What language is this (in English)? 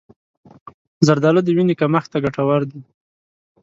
Pashto